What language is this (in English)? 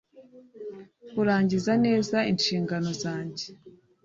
Kinyarwanda